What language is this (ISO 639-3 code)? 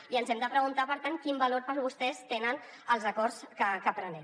cat